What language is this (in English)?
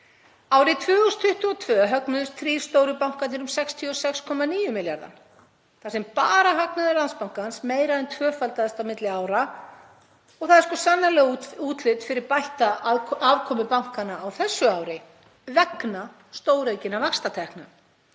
Icelandic